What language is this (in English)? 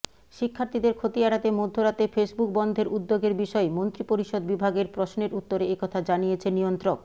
Bangla